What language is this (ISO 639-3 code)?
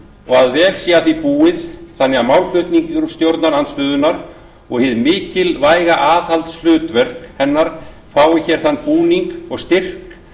isl